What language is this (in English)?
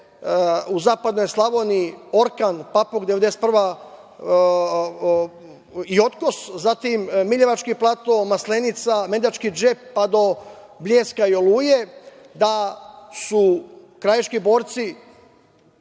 Serbian